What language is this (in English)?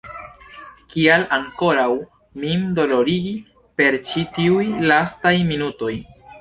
Esperanto